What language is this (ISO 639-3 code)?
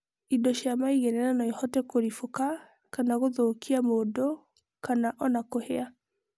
kik